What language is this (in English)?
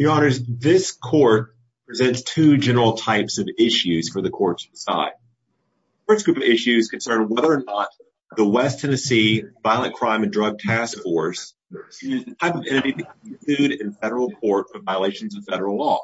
English